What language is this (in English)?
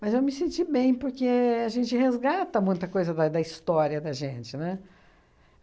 Portuguese